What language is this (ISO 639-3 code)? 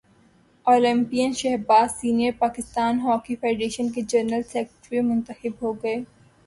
urd